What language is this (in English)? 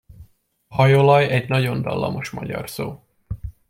Hungarian